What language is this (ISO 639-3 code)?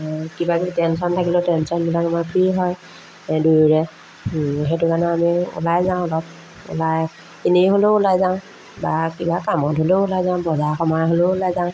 asm